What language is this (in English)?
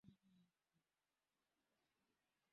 Swahili